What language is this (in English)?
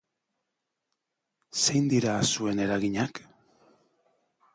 Basque